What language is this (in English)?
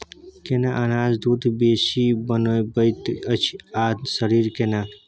Maithili